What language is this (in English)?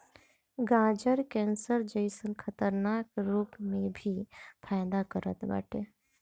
Bhojpuri